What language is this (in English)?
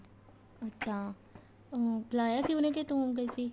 Punjabi